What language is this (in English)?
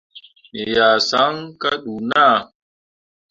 Mundang